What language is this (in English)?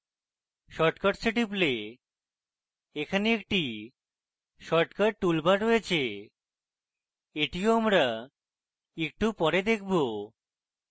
Bangla